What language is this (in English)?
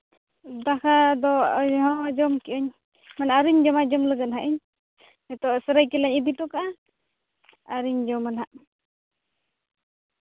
Santali